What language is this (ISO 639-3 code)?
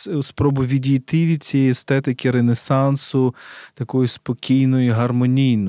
ukr